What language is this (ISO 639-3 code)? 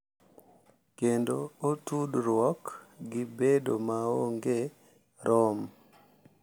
luo